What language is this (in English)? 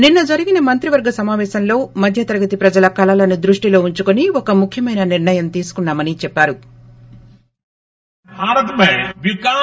Telugu